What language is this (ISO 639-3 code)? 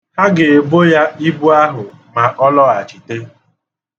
ibo